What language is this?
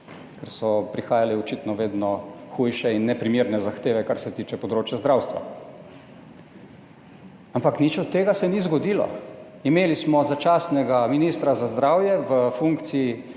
Slovenian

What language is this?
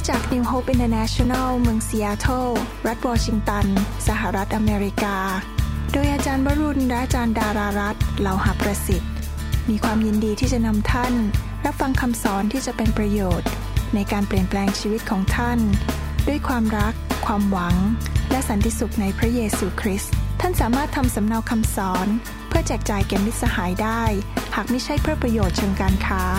Thai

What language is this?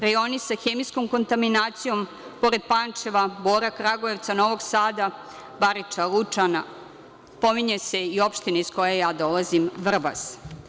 Serbian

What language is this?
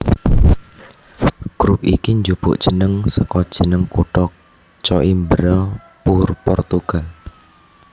Javanese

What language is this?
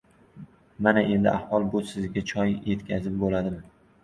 Uzbek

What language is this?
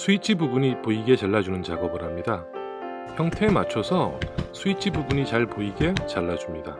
Korean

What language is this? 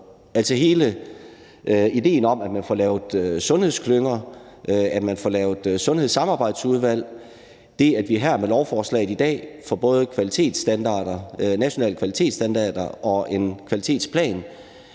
Danish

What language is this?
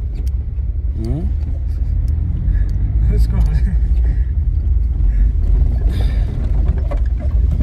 Hindi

